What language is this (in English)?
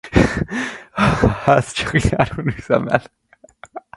Hungarian